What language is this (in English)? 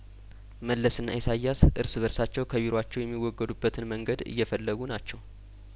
Amharic